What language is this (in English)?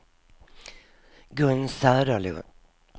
Swedish